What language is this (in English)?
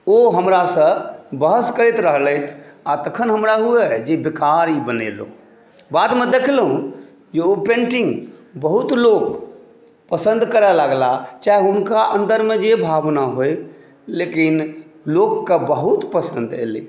Maithili